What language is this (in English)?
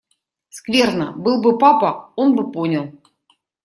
Russian